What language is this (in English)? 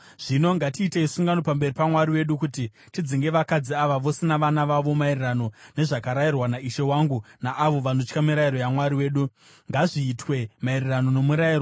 Shona